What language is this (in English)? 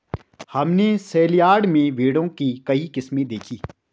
Hindi